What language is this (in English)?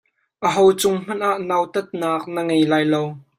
Hakha Chin